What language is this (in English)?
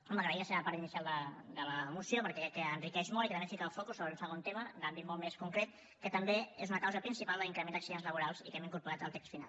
Catalan